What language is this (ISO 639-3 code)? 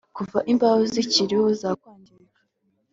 kin